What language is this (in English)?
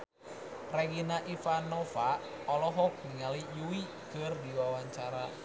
Sundanese